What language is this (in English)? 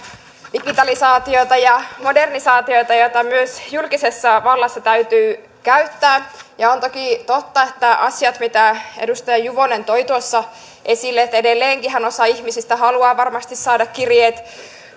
Finnish